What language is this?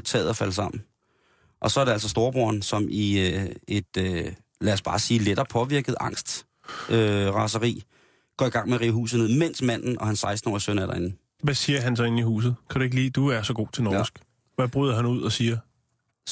Danish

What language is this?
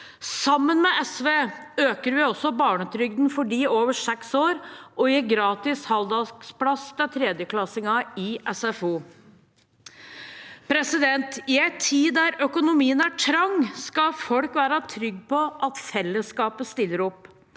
Norwegian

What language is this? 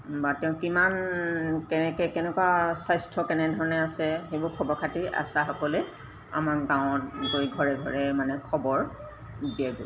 Assamese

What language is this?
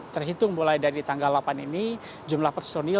Indonesian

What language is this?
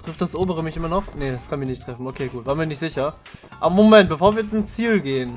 German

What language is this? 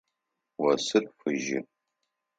Adyghe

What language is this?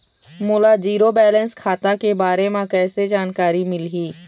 Chhattisgarhi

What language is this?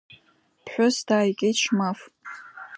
Abkhazian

